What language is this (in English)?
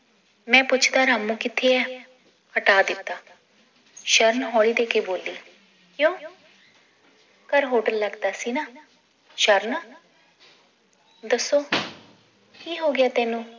Punjabi